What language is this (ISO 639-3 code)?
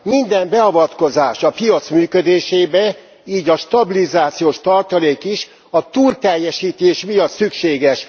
hun